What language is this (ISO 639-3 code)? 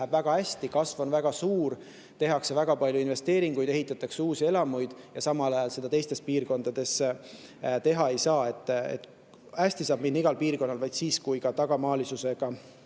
est